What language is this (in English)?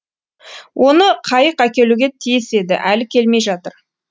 Kazakh